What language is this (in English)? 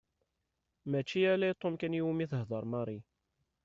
Kabyle